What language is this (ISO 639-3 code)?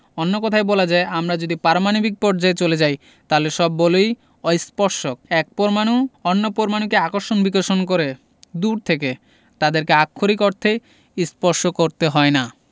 ben